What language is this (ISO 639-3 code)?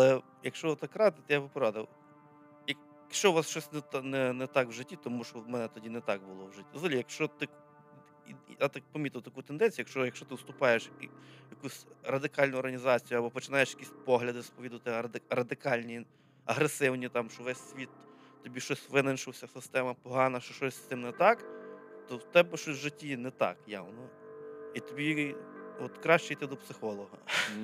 ukr